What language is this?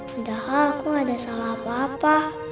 Indonesian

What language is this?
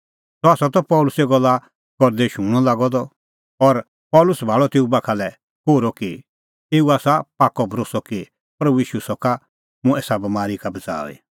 Kullu Pahari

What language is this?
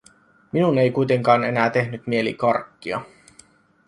Finnish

